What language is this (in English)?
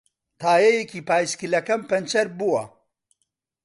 Central Kurdish